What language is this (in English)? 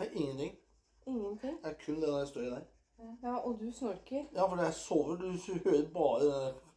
Danish